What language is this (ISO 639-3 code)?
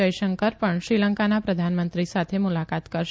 guj